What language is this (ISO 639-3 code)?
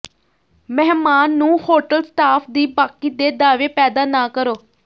pan